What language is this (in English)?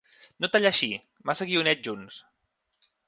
Catalan